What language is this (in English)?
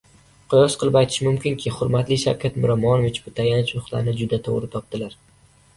Uzbek